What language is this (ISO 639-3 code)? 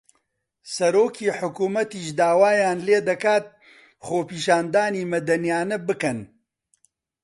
ckb